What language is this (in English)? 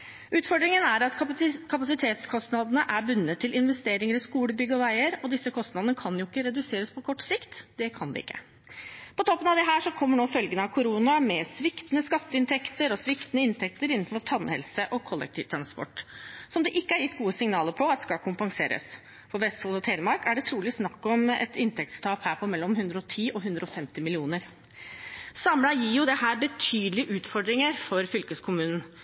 Norwegian Bokmål